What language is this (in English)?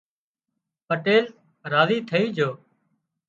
Wadiyara Koli